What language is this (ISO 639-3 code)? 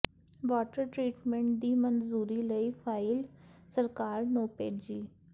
pan